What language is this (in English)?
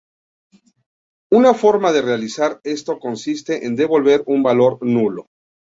Spanish